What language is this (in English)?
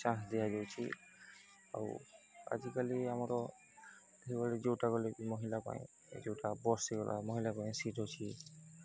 Odia